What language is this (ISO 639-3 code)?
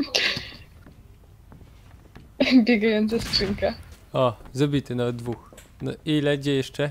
pol